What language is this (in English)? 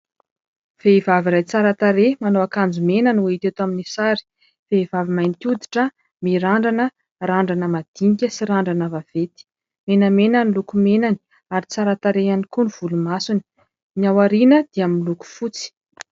Malagasy